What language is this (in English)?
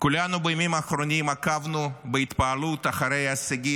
Hebrew